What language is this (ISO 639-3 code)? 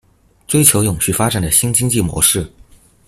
zho